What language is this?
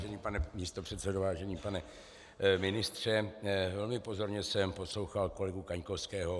Czech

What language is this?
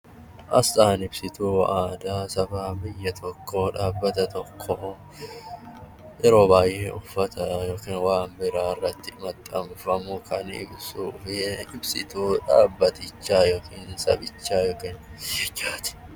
Oromo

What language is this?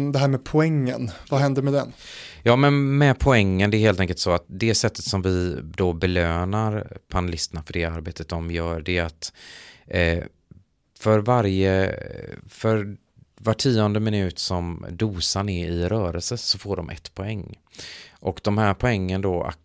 Swedish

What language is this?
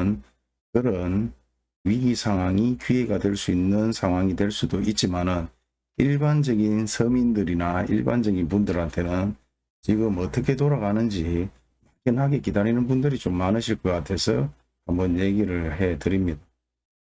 Korean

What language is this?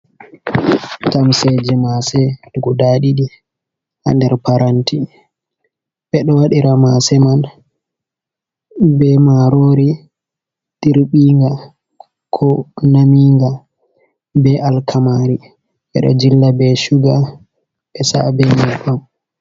Fula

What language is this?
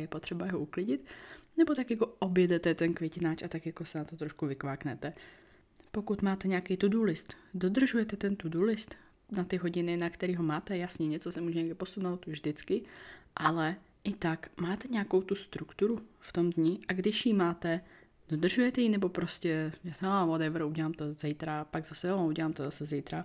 Czech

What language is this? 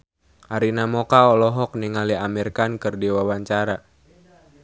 Sundanese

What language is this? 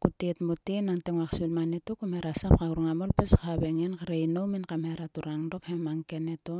Sulka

